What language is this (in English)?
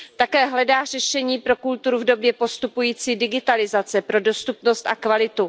Czech